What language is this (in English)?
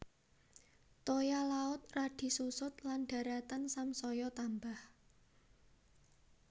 Javanese